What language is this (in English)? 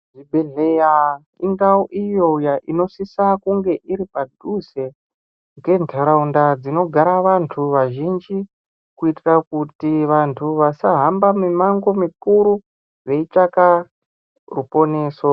Ndau